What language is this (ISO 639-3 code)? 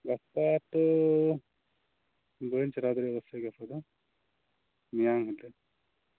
sat